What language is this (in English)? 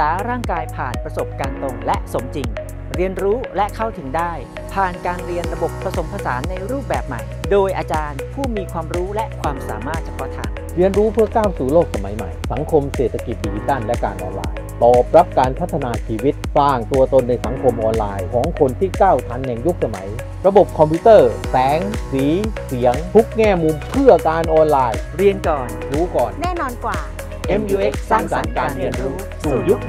Thai